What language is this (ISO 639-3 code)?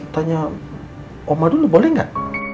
ind